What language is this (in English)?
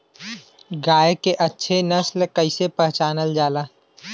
Bhojpuri